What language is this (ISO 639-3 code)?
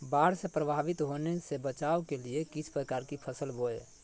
mag